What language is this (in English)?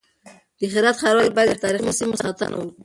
Pashto